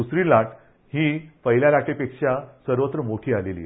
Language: Marathi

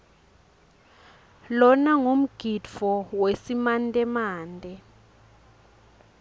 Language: Swati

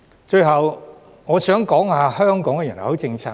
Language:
Cantonese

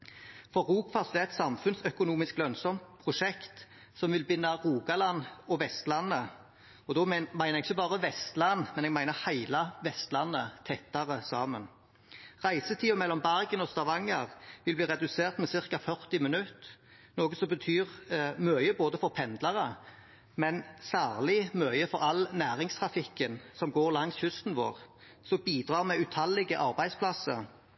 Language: Norwegian Bokmål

